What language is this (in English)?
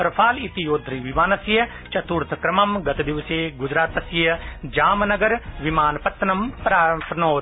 Sanskrit